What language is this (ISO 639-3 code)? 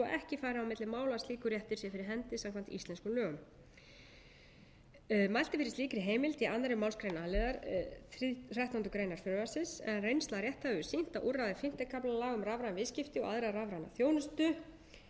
isl